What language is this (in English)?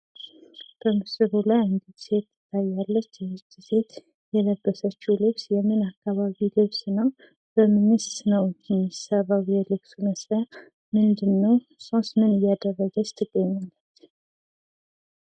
Amharic